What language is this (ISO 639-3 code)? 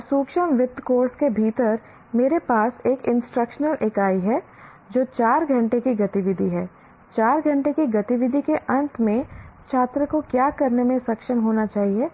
hin